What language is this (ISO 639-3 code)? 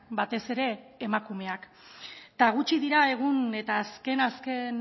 eus